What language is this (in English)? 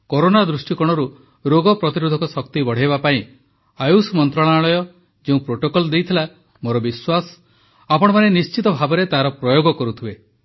Odia